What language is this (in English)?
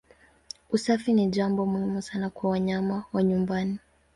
Swahili